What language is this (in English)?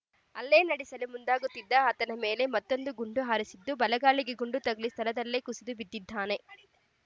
Kannada